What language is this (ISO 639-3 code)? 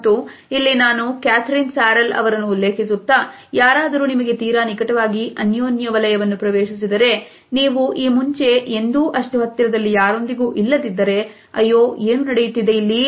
kan